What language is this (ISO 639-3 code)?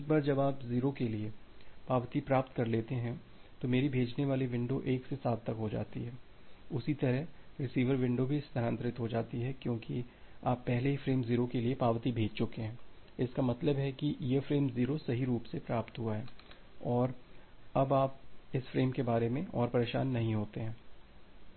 hin